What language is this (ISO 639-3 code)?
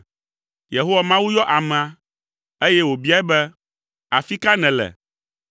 ewe